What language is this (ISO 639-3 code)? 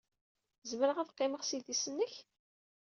kab